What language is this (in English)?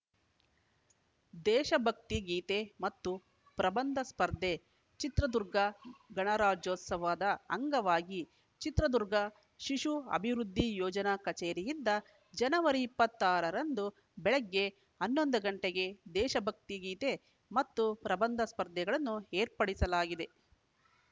Kannada